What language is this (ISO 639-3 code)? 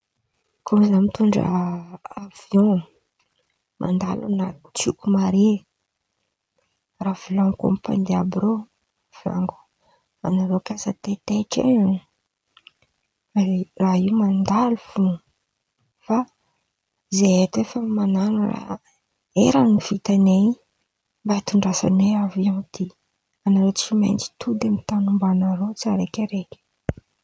xmv